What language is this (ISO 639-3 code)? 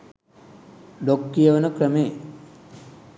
sin